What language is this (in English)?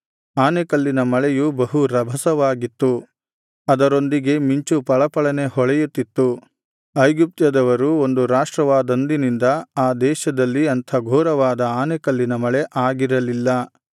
Kannada